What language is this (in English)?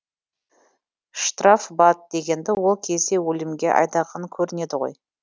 Kazakh